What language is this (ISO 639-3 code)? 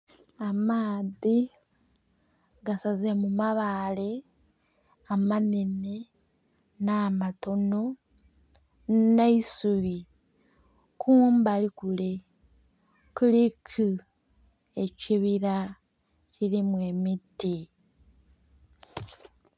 xog